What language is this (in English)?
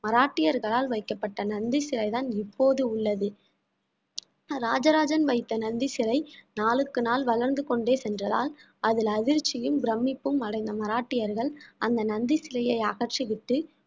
Tamil